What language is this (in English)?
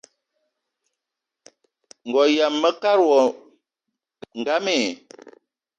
Eton (Cameroon)